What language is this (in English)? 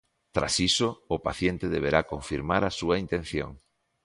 Galician